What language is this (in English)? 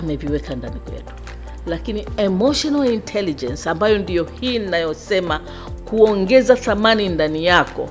Swahili